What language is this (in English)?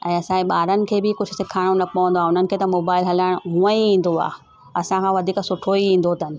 Sindhi